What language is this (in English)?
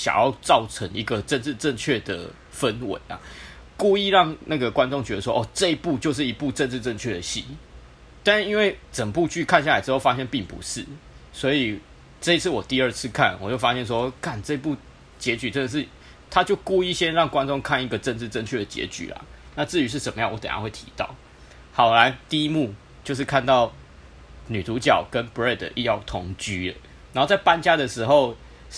Chinese